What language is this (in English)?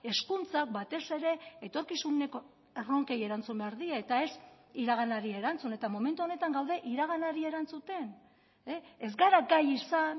Basque